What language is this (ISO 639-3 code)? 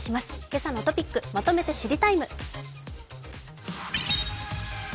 jpn